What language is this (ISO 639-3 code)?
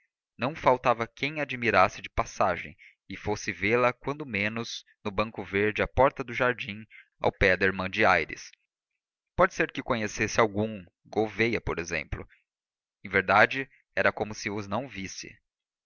por